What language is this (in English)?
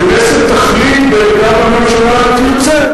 Hebrew